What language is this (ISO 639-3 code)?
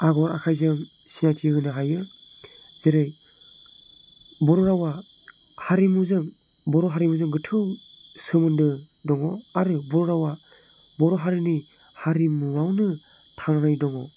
brx